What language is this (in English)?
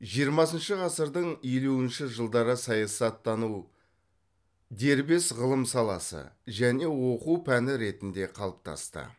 Kazakh